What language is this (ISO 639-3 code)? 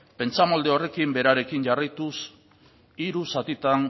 eus